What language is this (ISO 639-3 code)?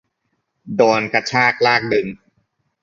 tha